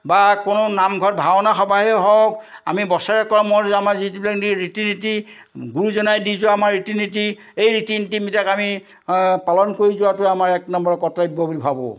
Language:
Assamese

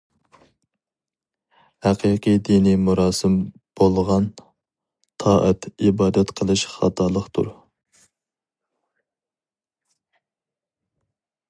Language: Uyghur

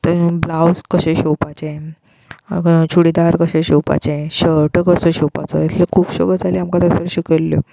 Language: Konkani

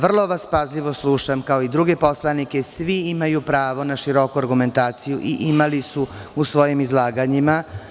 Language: Serbian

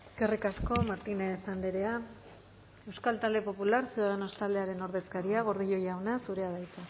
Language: Basque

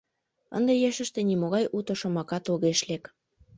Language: Mari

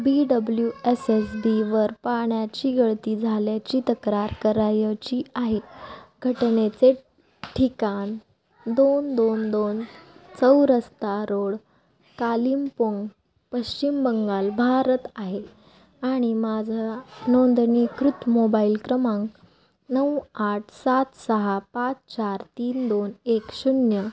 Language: Marathi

